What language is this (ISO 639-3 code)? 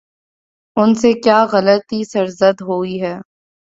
urd